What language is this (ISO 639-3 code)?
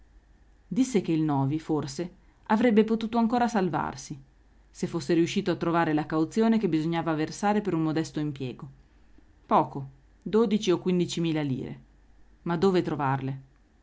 ita